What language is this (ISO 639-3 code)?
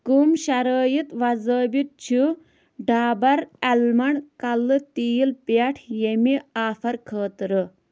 kas